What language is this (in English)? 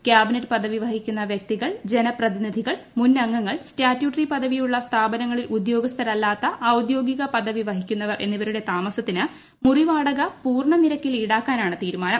Malayalam